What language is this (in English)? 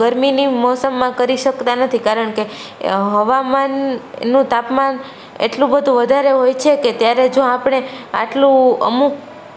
Gujarati